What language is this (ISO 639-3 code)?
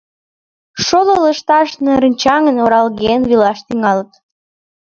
chm